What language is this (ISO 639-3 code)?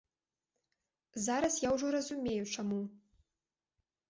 bel